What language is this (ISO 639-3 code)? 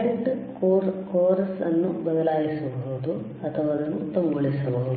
kan